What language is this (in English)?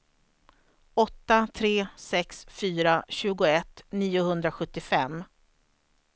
Swedish